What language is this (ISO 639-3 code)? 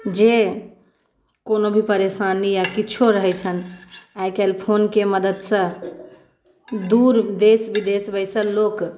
mai